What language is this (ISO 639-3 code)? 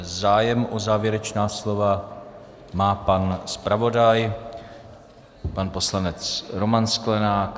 ces